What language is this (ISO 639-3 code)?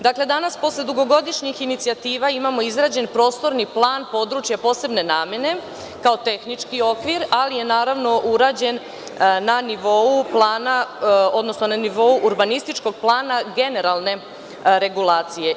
srp